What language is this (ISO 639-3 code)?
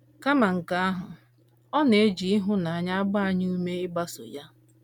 ibo